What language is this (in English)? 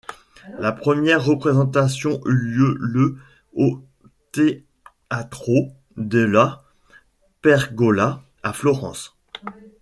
French